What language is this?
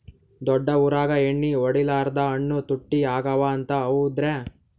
Kannada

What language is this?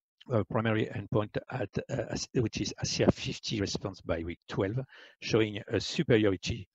English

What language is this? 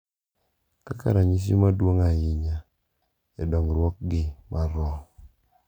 Luo (Kenya and Tanzania)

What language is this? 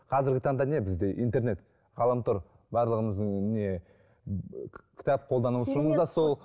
Kazakh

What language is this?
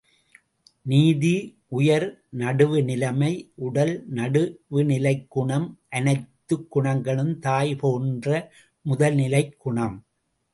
Tamil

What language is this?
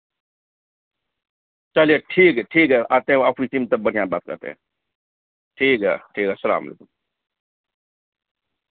Urdu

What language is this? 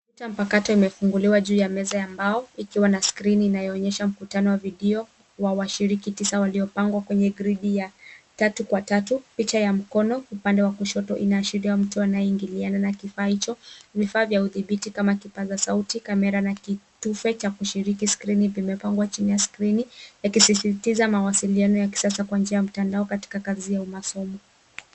Swahili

